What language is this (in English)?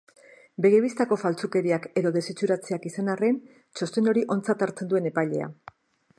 Basque